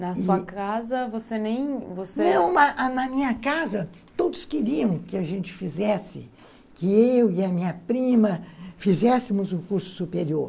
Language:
Portuguese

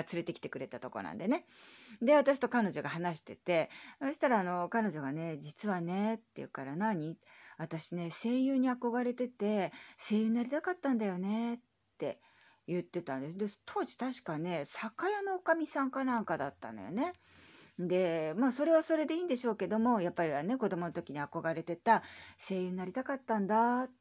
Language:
Japanese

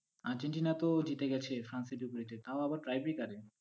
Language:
Bangla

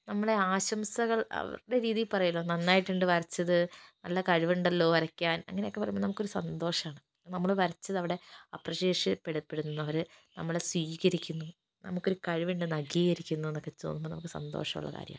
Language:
Malayalam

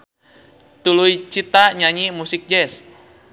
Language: Sundanese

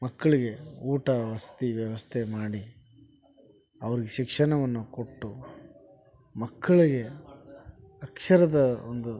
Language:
Kannada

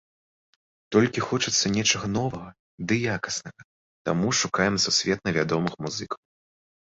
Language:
Belarusian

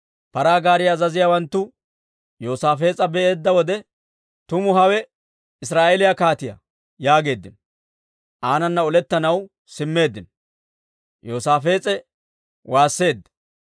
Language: Dawro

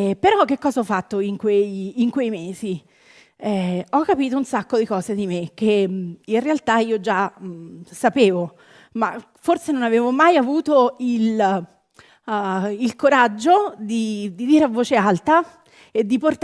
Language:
Italian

